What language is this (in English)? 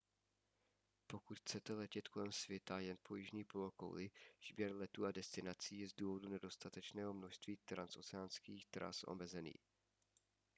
Czech